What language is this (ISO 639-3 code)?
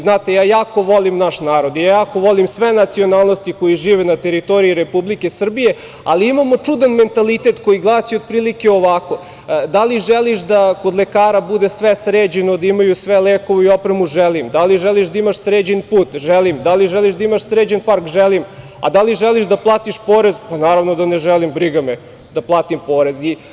srp